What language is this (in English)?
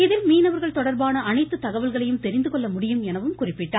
Tamil